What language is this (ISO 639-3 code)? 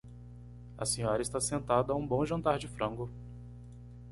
por